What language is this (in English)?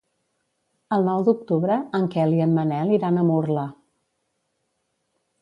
Catalan